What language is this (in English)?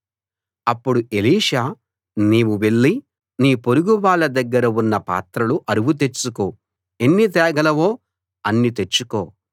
Telugu